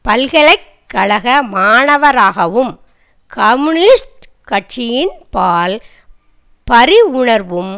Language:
Tamil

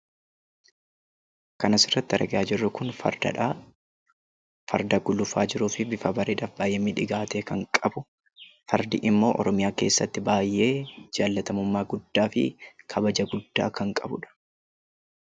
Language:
Oromo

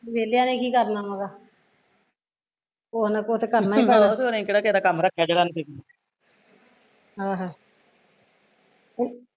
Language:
Punjabi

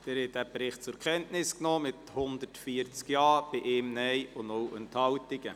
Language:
Swiss German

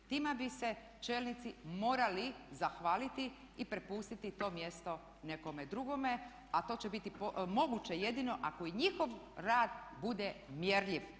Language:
Croatian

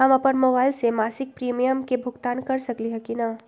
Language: Magahi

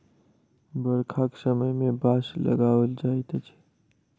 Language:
Maithili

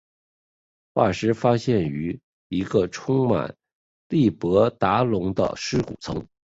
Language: Chinese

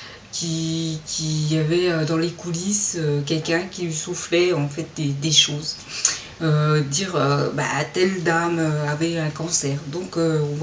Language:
French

